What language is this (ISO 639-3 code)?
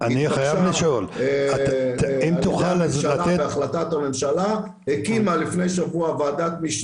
heb